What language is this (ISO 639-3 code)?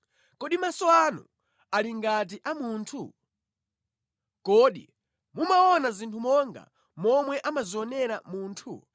nya